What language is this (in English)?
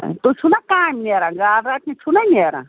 Kashmiri